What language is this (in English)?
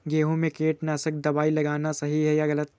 Hindi